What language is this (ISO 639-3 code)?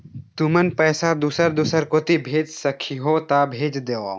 hne